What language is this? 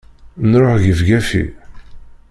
Kabyle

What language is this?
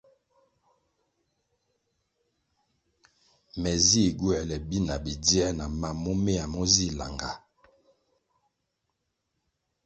Kwasio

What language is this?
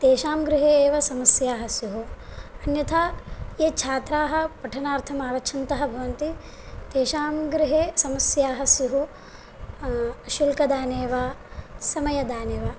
Sanskrit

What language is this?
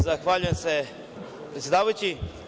Serbian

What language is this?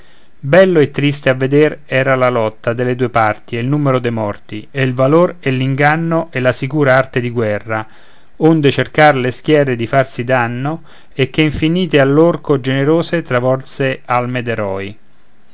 Italian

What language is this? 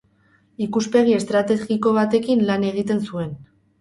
Basque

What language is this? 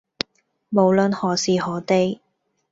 Cantonese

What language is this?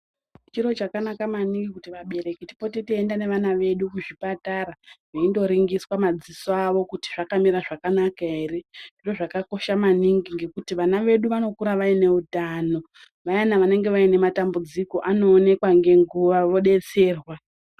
Ndau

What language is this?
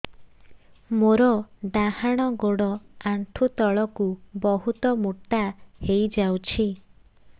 Odia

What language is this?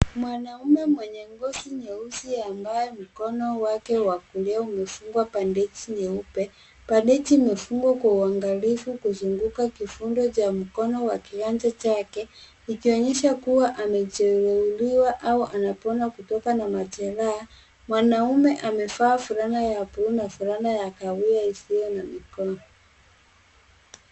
Swahili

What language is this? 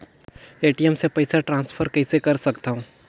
Chhattisgarhi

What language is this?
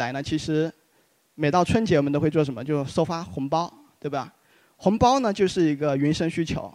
Chinese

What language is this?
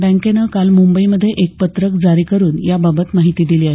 Marathi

